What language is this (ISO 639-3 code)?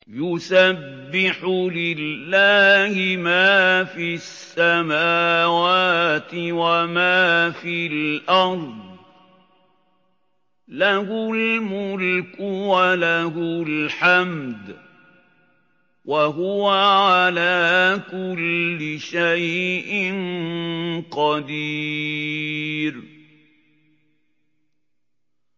ara